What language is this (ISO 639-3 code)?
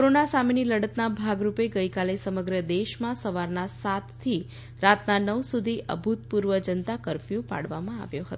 guj